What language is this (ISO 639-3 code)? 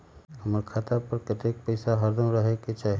mag